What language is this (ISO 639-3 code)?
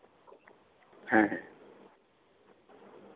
sat